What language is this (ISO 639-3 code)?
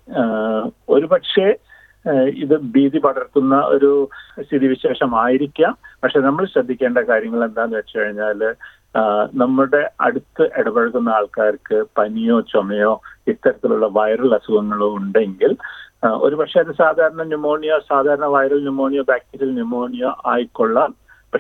mal